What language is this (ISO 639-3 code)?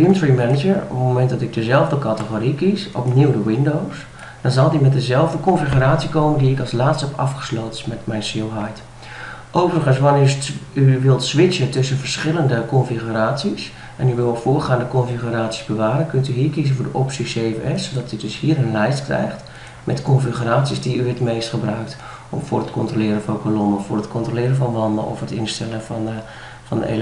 nld